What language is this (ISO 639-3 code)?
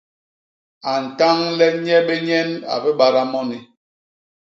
bas